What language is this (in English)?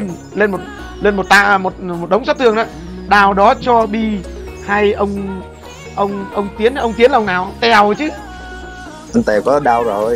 Vietnamese